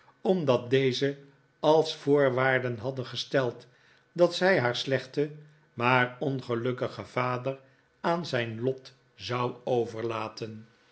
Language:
Dutch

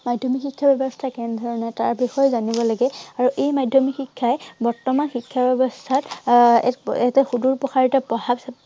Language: Assamese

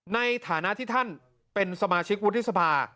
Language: Thai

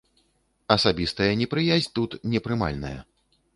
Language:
Belarusian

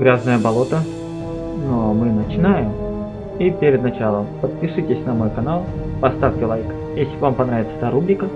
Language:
Russian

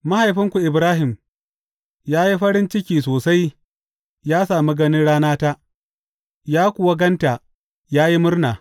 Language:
Hausa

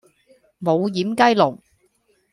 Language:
Cantonese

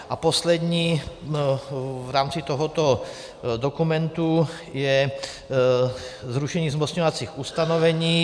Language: Czech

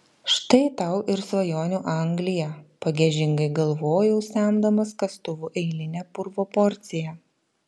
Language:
Lithuanian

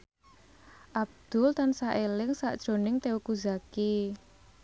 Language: Javanese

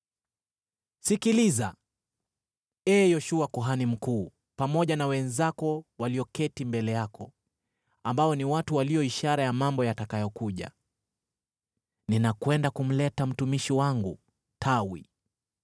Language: Swahili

